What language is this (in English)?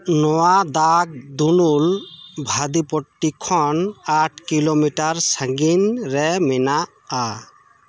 Santali